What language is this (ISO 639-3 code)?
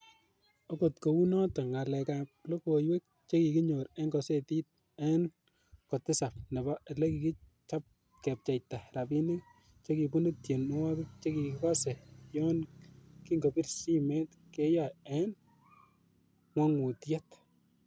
kln